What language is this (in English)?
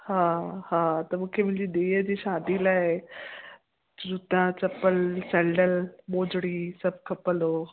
Sindhi